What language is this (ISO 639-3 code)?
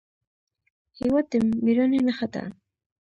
pus